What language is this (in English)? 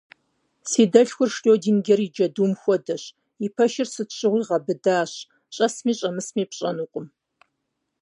Kabardian